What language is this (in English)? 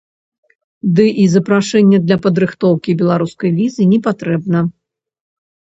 Belarusian